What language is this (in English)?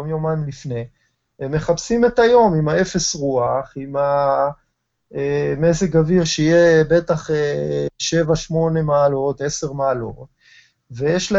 Hebrew